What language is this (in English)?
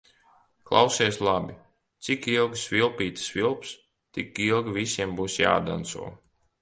Latvian